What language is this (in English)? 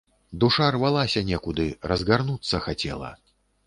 Belarusian